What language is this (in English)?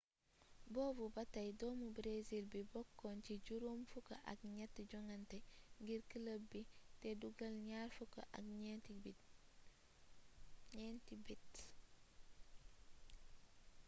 Wolof